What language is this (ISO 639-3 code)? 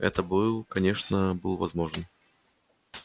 rus